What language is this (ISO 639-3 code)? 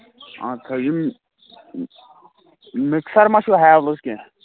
kas